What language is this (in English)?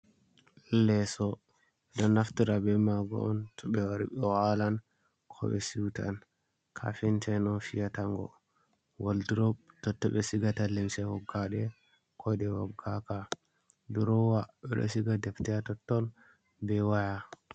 Fula